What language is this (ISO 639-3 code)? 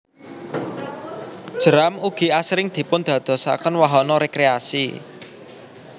jav